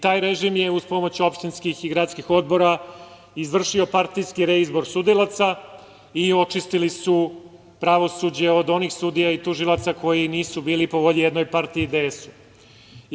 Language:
Serbian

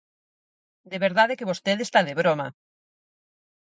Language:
Galician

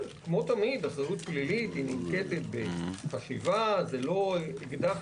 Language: Hebrew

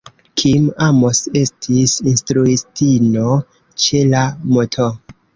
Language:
Esperanto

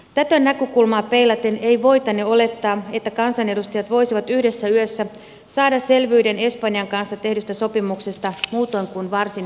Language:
Finnish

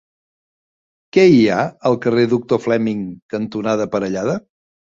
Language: Catalan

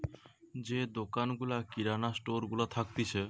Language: Bangla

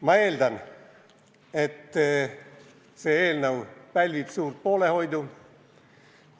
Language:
Estonian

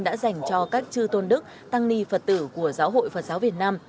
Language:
Vietnamese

